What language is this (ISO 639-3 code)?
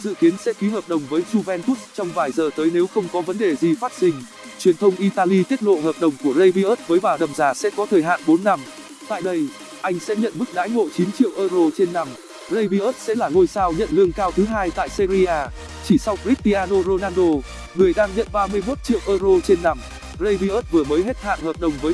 vie